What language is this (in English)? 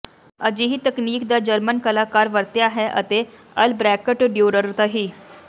Punjabi